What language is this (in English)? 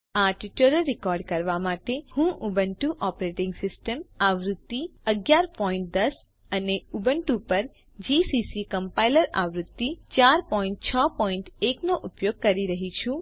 Gujarati